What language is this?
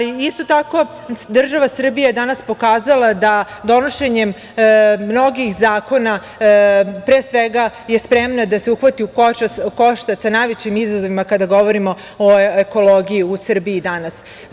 Serbian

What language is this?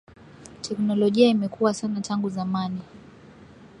Swahili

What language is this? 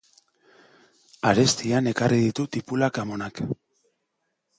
Basque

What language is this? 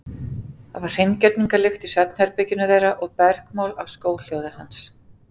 Icelandic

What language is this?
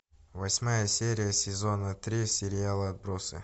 Russian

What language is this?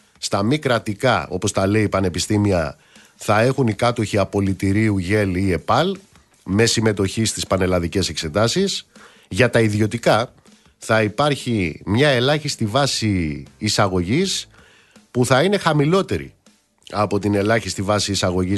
Greek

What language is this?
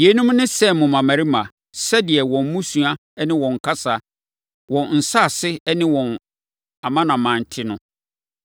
Akan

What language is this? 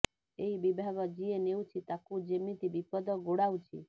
Odia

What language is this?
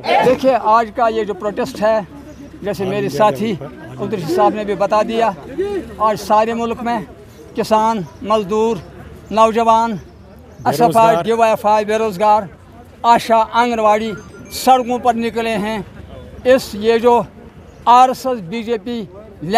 Turkish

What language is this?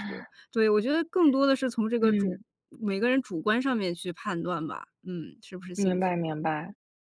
Chinese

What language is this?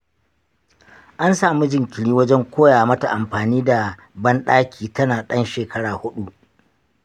Hausa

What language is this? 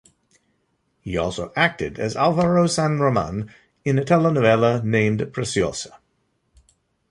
English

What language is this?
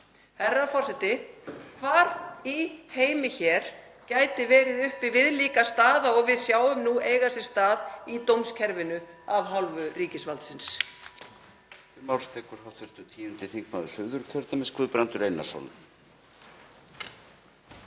Icelandic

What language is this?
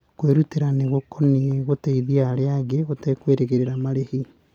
Kikuyu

